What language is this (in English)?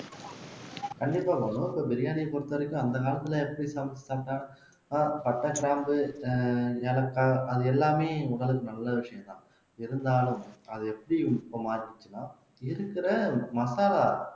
Tamil